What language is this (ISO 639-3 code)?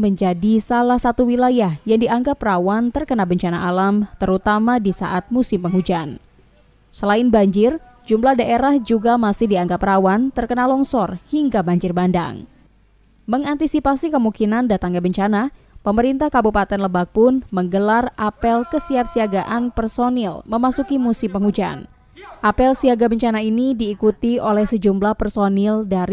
ind